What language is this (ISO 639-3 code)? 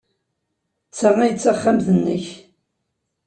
kab